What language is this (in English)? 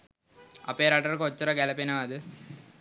Sinhala